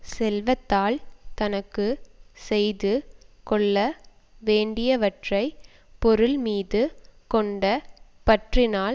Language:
Tamil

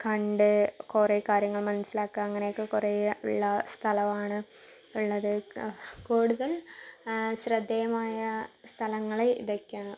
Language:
Malayalam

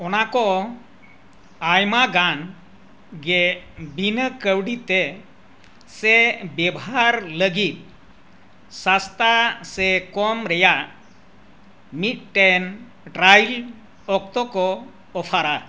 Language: Santali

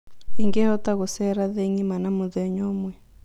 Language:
Kikuyu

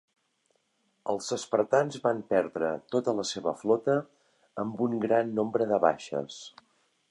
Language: Catalan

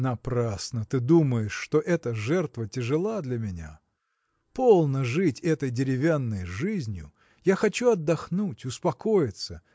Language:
Russian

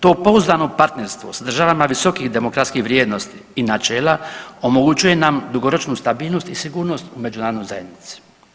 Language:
Croatian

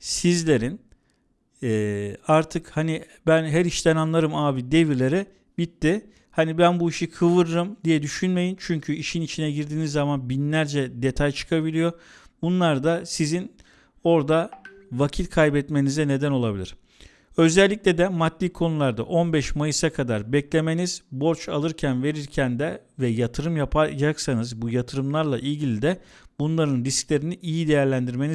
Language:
Turkish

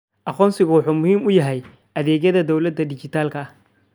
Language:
Somali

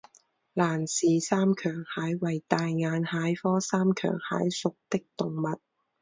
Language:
Chinese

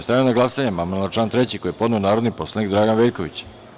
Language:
Serbian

